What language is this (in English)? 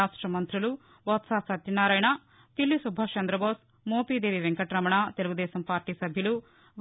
Telugu